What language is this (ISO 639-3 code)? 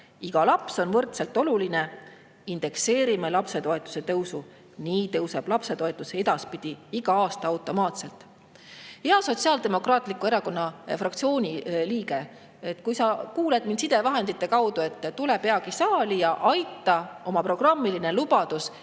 est